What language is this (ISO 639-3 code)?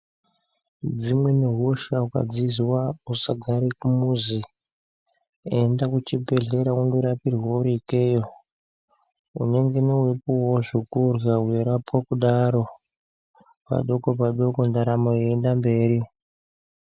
ndc